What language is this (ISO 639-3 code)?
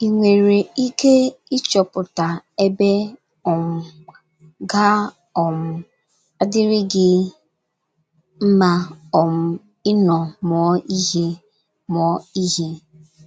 ibo